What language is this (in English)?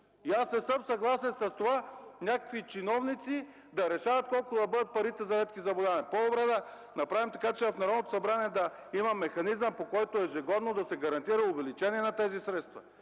Bulgarian